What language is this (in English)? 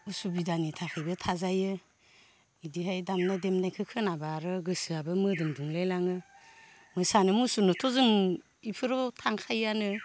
Bodo